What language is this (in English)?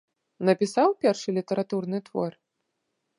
Belarusian